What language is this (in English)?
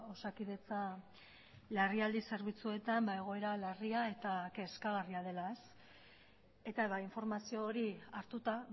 Basque